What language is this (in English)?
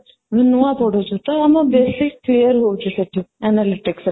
Odia